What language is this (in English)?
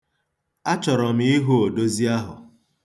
Igbo